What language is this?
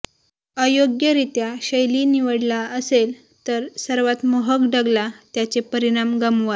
Marathi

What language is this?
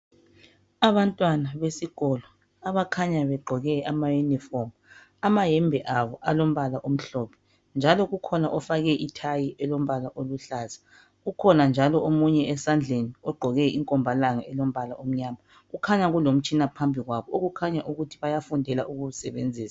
North Ndebele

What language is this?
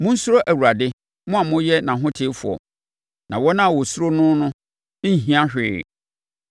Akan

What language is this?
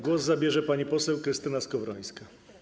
Polish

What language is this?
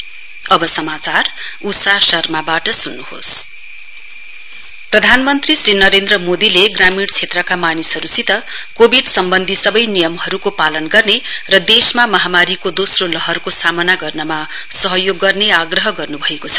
Nepali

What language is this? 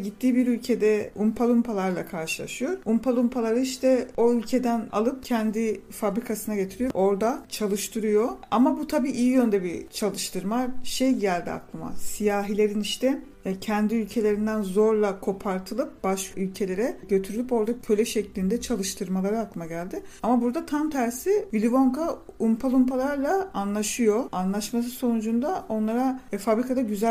Turkish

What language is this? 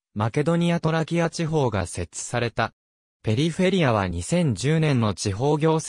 Japanese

